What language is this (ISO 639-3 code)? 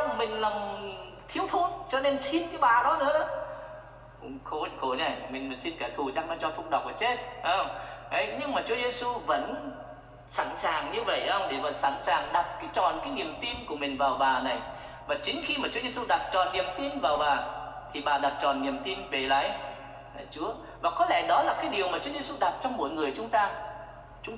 vie